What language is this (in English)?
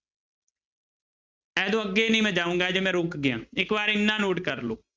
Punjabi